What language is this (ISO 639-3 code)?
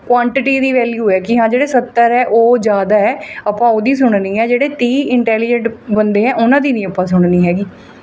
pan